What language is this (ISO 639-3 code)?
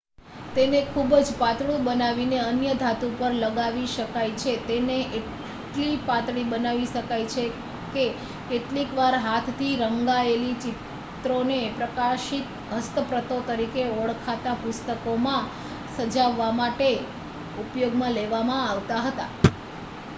guj